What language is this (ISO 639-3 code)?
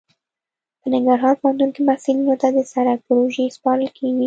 pus